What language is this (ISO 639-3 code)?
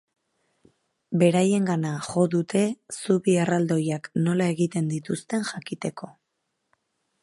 eus